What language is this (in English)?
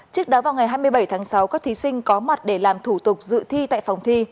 Vietnamese